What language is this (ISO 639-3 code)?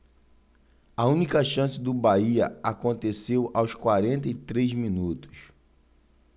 por